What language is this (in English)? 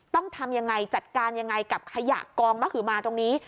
Thai